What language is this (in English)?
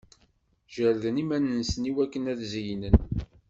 Kabyle